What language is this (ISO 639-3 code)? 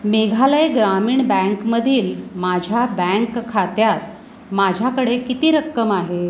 mar